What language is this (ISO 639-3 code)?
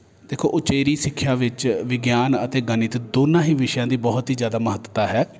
pan